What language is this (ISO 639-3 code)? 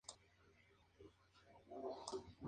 spa